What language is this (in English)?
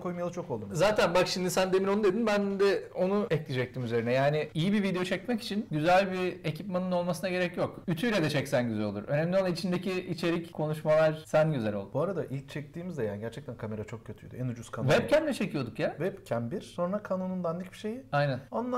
Turkish